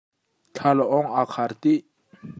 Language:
Hakha Chin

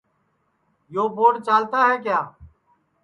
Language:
Sansi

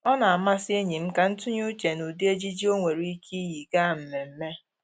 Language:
Igbo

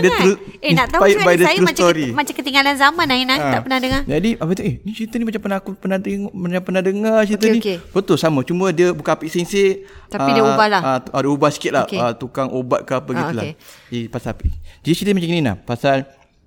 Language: Malay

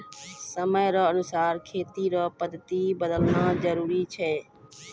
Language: Maithili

